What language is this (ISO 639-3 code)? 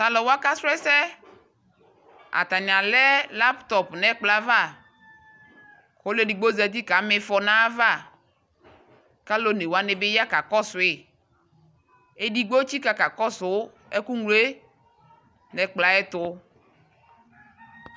kpo